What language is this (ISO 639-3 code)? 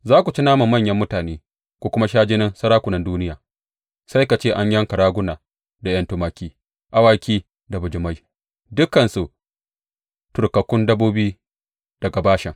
hau